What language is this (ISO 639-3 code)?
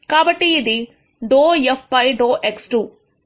tel